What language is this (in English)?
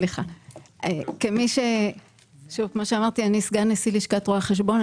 Hebrew